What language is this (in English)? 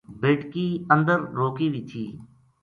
Gujari